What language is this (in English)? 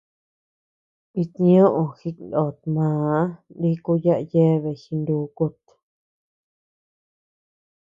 Tepeuxila Cuicatec